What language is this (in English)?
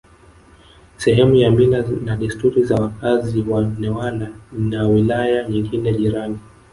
Swahili